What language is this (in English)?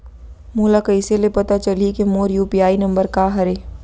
Chhattisgarhi